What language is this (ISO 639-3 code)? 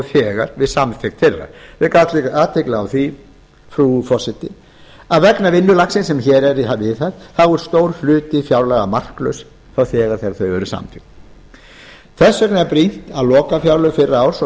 isl